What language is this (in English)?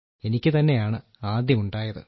Malayalam